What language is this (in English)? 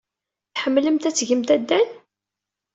Kabyle